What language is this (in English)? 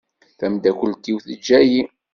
Kabyle